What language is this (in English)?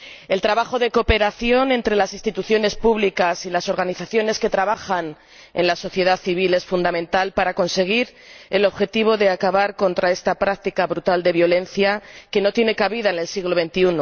Spanish